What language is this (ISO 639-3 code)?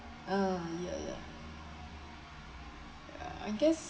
eng